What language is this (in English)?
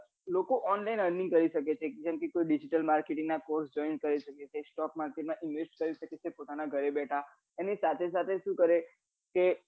Gujarati